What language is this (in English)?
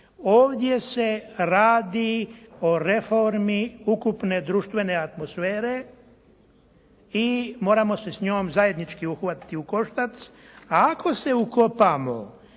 Croatian